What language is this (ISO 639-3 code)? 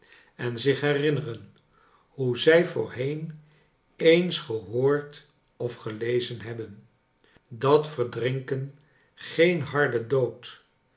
nld